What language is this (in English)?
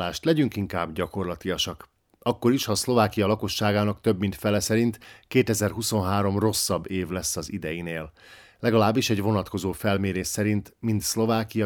Hungarian